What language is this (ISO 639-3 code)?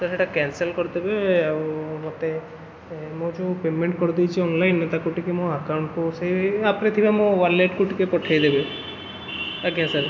ori